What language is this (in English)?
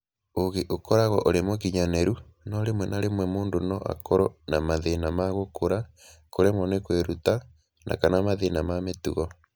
Kikuyu